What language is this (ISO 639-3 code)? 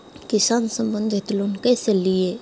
mag